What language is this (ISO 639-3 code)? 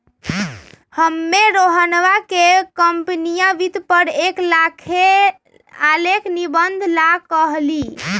mag